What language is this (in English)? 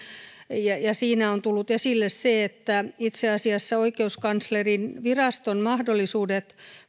Finnish